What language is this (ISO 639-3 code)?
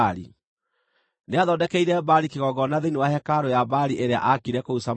kik